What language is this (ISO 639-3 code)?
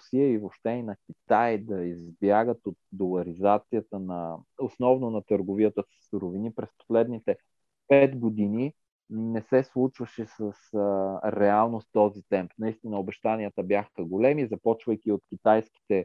bul